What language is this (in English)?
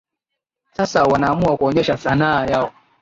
Swahili